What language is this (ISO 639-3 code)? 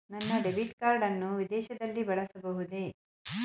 kan